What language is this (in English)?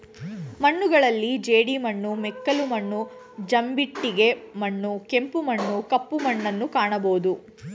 Kannada